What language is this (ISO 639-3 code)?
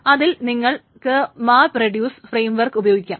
mal